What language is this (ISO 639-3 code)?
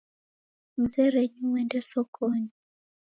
dav